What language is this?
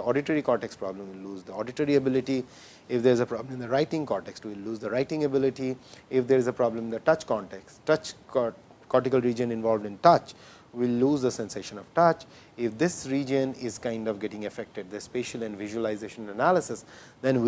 English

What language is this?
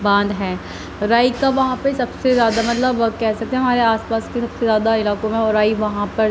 Urdu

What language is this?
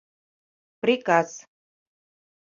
Mari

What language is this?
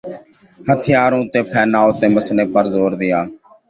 Urdu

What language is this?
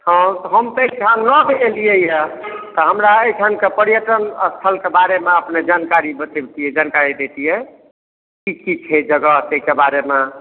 Maithili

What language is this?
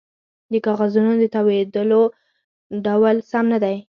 Pashto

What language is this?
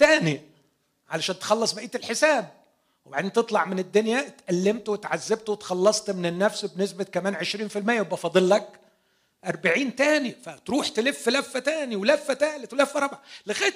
Arabic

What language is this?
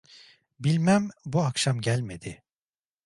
Turkish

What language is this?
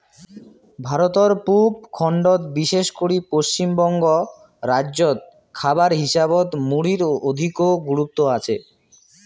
Bangla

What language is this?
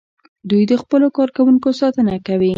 Pashto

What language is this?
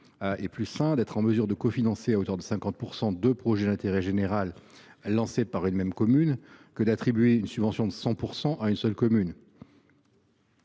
French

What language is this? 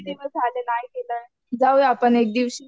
Marathi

